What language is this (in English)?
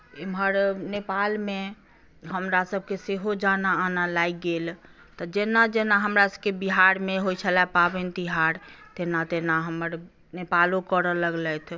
Maithili